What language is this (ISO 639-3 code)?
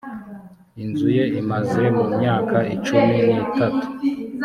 kin